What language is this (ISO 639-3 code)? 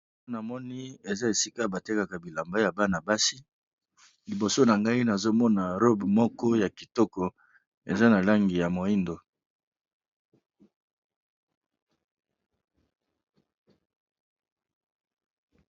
lin